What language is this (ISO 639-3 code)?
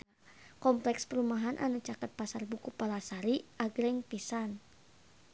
sun